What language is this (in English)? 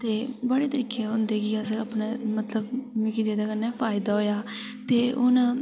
Dogri